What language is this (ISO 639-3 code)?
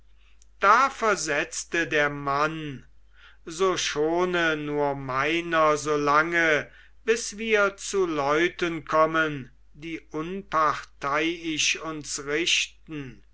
deu